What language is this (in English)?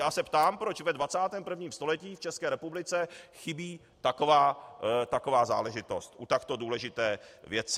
Czech